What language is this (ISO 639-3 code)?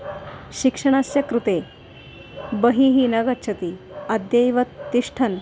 san